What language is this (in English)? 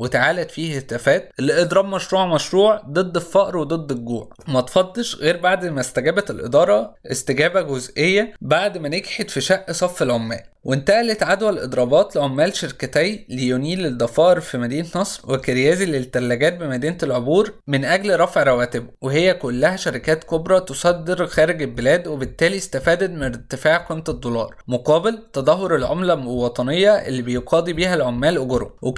Arabic